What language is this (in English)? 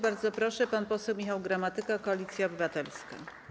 Polish